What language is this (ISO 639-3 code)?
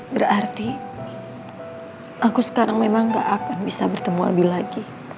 ind